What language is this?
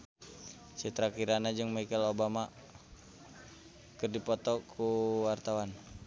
Sundanese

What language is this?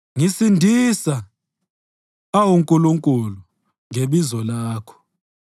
North Ndebele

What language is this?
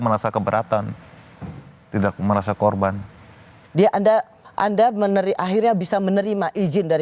Indonesian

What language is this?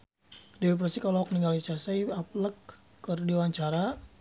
Sundanese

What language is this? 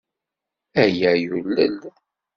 Kabyle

